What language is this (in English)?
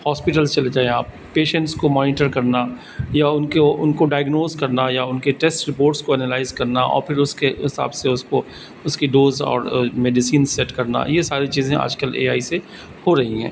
Urdu